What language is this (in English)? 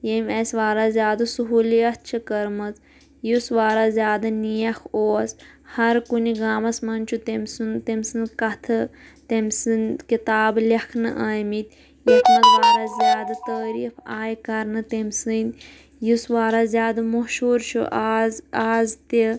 Kashmiri